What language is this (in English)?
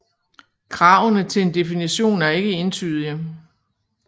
Danish